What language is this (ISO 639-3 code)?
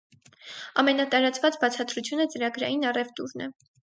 hye